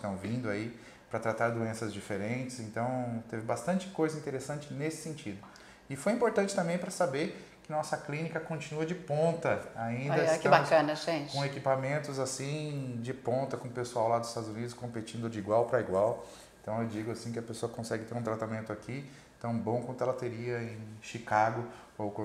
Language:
Portuguese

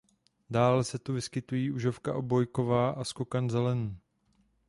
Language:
Czech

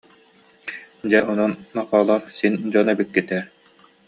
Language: Yakut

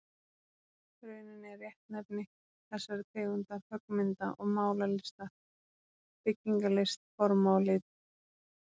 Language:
Icelandic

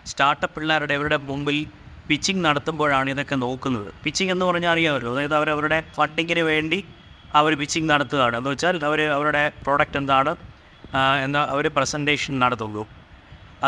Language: Malayalam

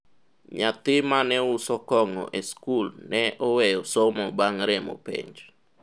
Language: Luo (Kenya and Tanzania)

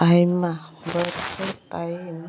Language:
Santali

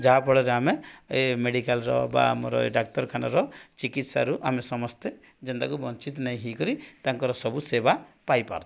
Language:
Odia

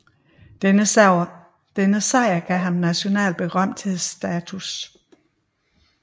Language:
Danish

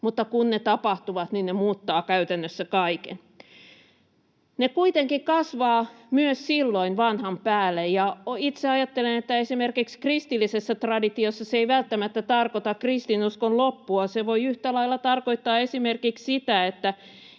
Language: Finnish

